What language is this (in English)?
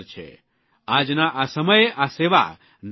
Gujarati